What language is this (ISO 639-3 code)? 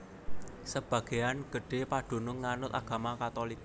jav